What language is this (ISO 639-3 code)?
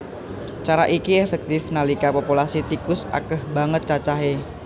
jav